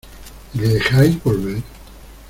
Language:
Spanish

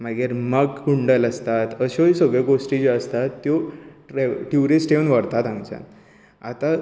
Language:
Konkani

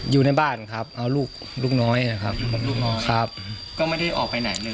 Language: Thai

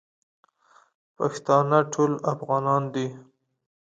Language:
Pashto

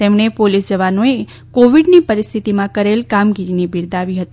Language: Gujarati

